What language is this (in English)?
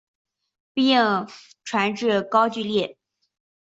Chinese